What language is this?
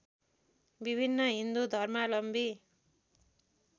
Nepali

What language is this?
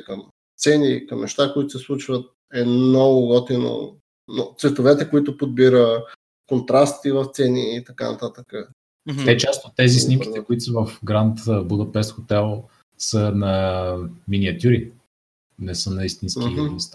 Bulgarian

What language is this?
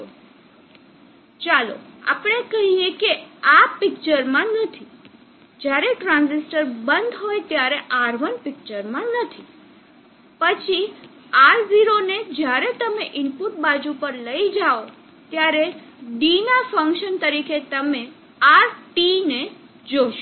Gujarati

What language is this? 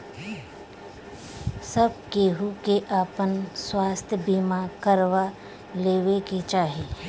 Bhojpuri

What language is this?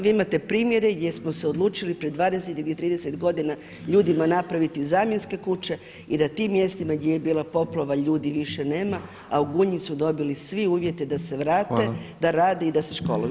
Croatian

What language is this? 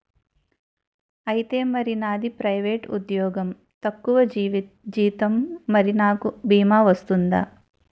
Telugu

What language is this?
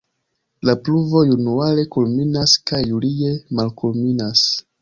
Esperanto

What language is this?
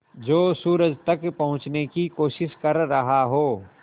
Hindi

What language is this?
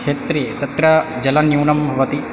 Sanskrit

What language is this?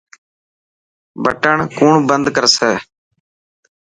Dhatki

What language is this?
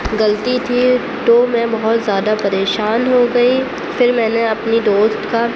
Urdu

